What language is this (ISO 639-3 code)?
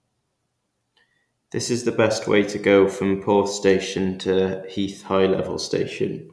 eng